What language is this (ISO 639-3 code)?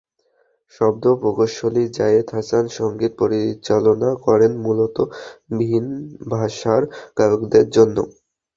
ben